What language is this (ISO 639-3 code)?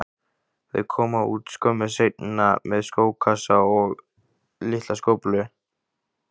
isl